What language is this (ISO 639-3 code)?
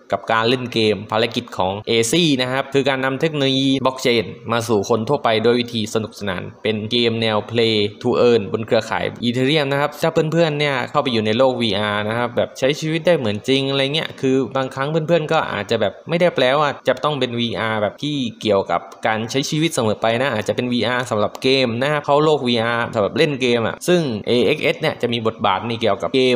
tha